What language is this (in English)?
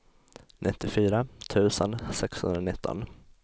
Swedish